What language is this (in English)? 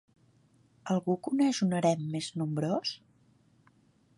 Catalan